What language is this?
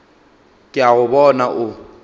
Northern Sotho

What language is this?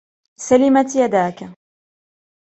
Arabic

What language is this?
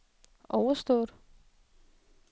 Danish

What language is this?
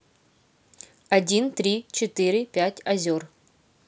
Russian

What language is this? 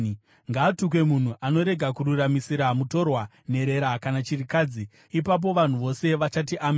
Shona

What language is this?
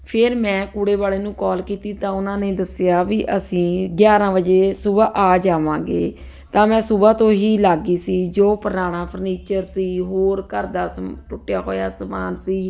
Punjabi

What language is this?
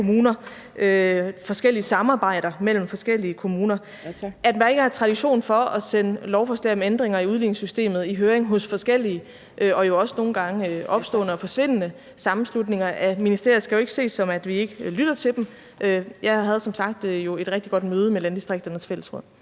Danish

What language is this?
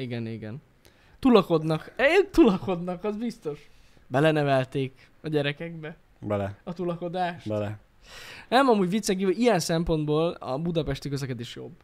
Hungarian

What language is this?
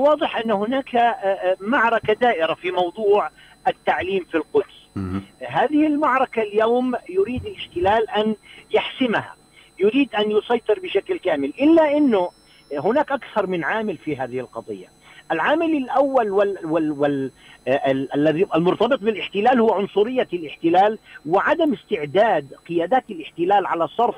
Arabic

